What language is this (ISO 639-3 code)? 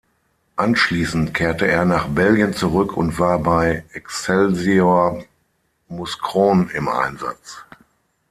deu